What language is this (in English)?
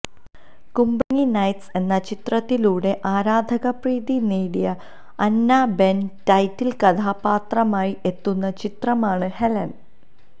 Malayalam